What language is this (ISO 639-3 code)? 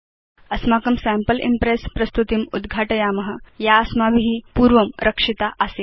san